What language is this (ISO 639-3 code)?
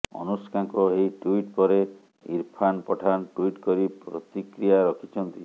ori